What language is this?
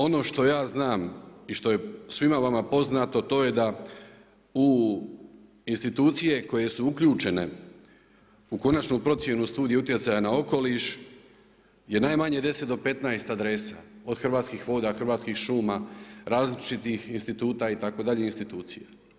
Croatian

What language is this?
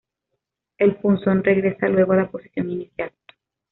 Spanish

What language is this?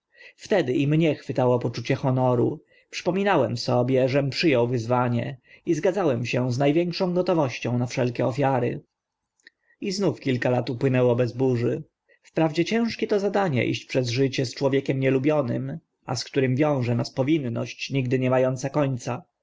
Polish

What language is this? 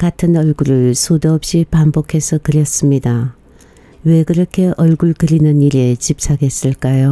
Korean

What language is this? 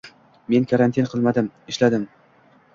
Uzbek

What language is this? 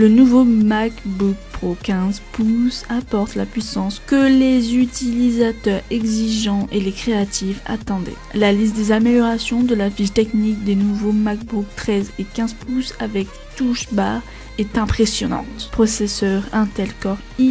French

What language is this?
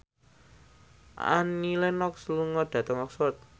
Javanese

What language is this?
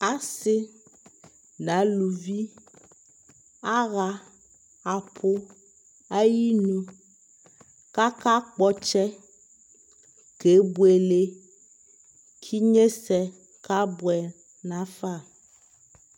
Ikposo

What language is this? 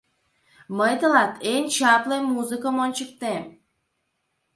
Mari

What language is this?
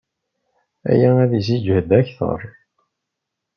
Kabyle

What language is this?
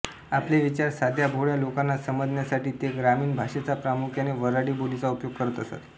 Marathi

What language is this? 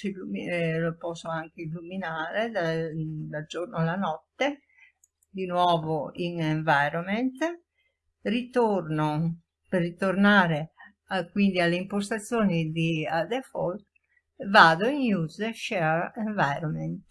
Italian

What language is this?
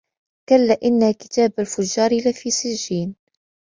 Arabic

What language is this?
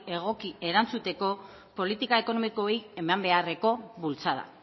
Basque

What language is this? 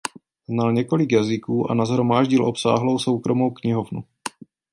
Czech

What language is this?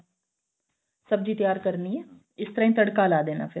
Punjabi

